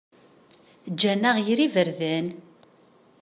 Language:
Kabyle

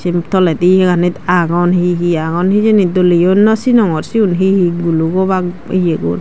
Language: Chakma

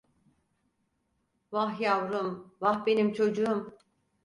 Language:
Turkish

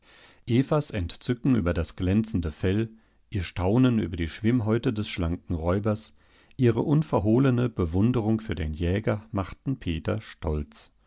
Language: German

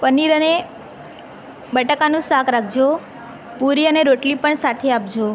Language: Gujarati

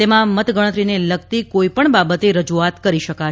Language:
Gujarati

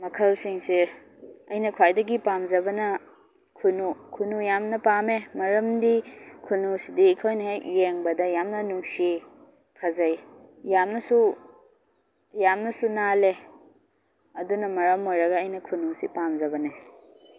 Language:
Manipuri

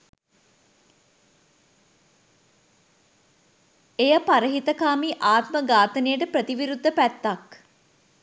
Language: Sinhala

